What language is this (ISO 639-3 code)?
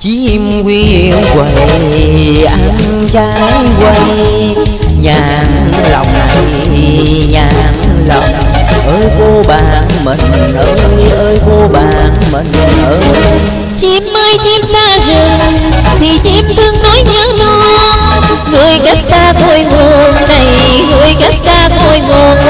vie